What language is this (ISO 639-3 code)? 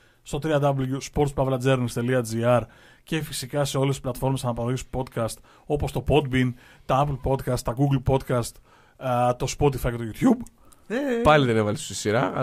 ell